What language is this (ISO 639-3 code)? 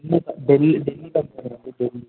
tel